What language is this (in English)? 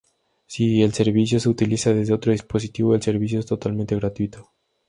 Spanish